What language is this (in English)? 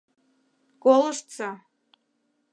Mari